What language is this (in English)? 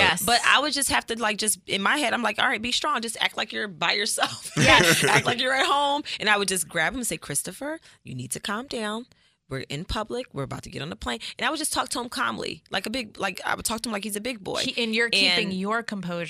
English